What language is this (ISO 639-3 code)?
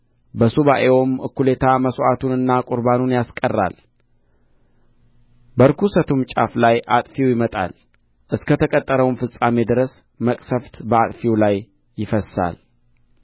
amh